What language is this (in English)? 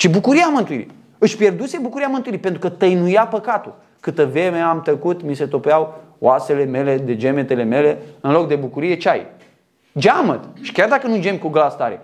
Romanian